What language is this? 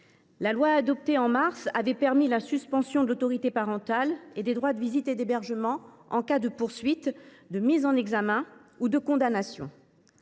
French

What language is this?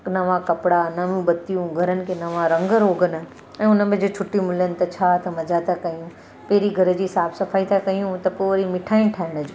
Sindhi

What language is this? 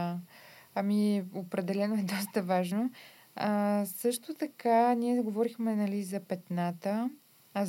Bulgarian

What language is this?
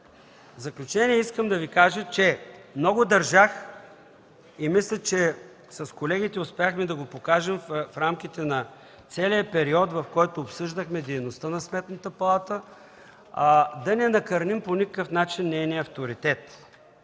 Bulgarian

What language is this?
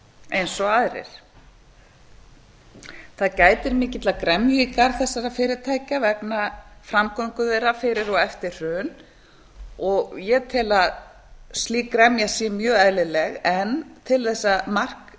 Icelandic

